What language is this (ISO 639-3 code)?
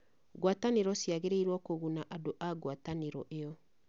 kik